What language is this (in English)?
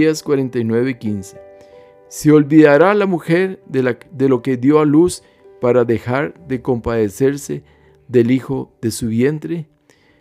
Spanish